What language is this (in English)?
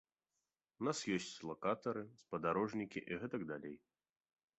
Belarusian